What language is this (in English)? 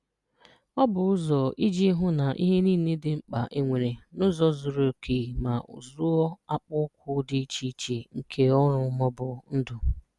Igbo